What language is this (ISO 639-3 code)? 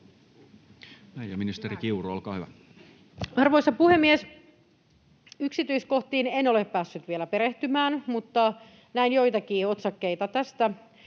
fin